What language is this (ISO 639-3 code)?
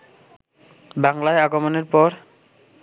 ben